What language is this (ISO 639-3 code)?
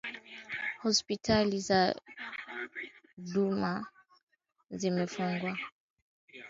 swa